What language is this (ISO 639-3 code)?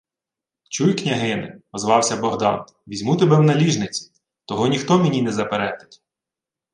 ukr